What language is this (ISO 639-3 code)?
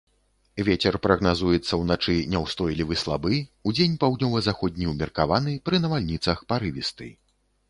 bel